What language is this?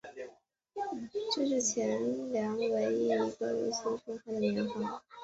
Chinese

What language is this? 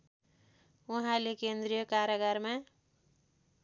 Nepali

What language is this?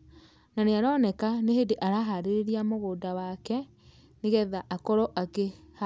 Kikuyu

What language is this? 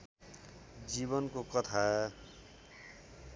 Nepali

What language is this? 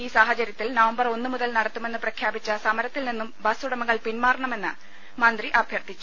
Malayalam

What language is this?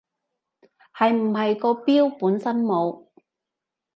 Cantonese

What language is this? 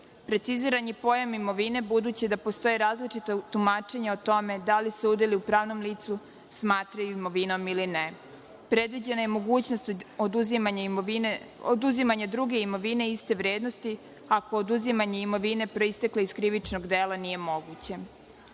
Serbian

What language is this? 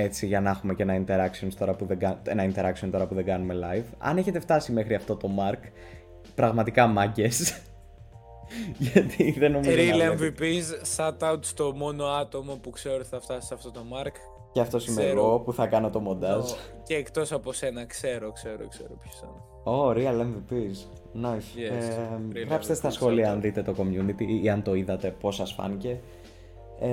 Greek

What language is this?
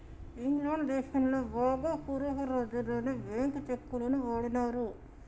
Telugu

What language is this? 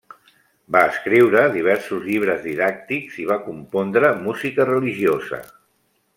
Catalan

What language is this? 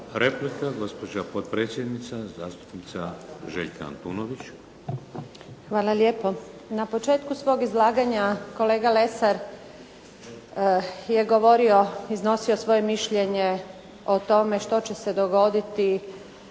Croatian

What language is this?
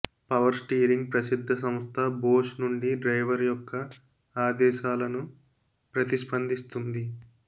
Telugu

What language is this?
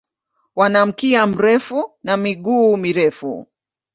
Swahili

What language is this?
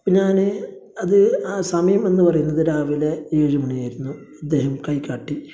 Malayalam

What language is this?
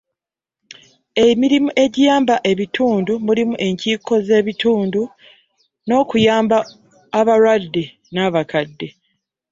Ganda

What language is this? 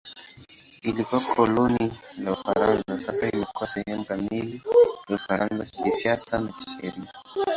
Swahili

